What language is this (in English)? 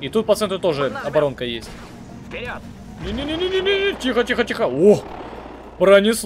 Russian